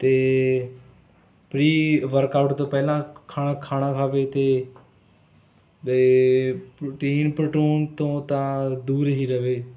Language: Punjabi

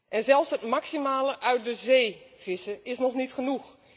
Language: Dutch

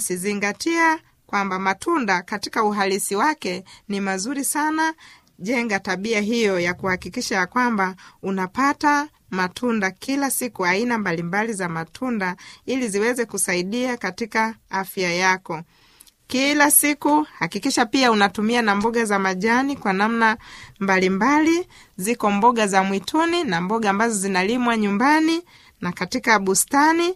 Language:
Swahili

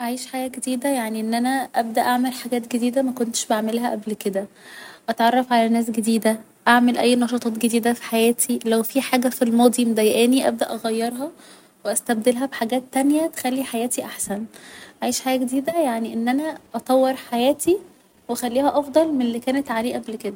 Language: Egyptian Arabic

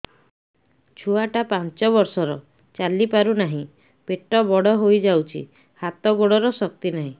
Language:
Odia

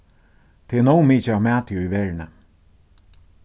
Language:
Faroese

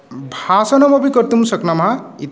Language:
Sanskrit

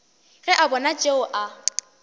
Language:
Northern Sotho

